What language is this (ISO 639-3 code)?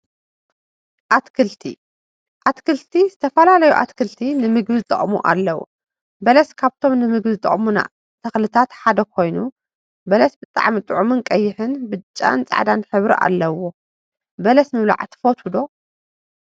tir